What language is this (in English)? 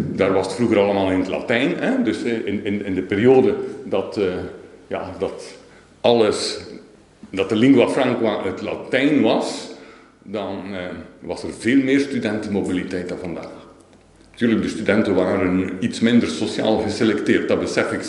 Dutch